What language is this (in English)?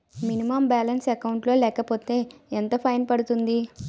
Telugu